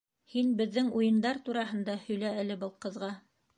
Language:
Bashkir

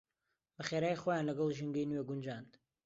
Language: Central Kurdish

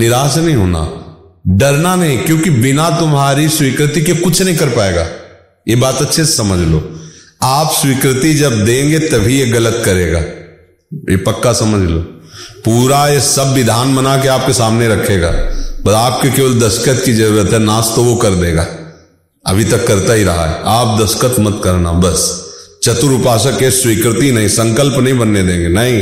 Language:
Hindi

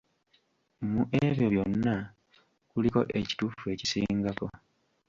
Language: Ganda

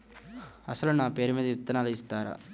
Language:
Telugu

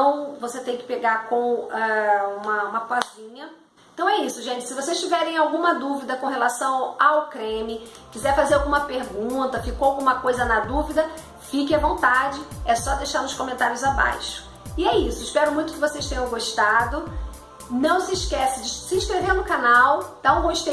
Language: Portuguese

